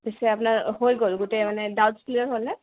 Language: Assamese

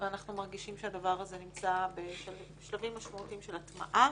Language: Hebrew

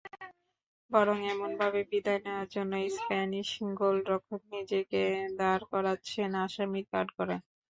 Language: Bangla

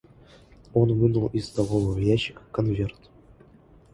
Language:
Russian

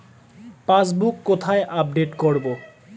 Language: Bangla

